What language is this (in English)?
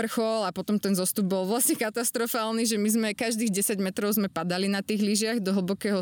Slovak